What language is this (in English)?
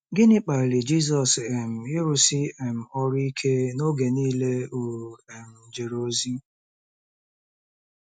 Igbo